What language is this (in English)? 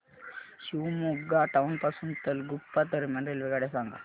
Marathi